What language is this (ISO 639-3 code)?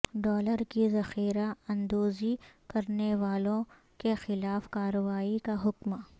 urd